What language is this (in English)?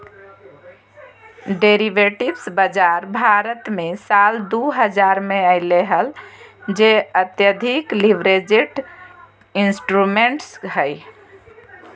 Magahi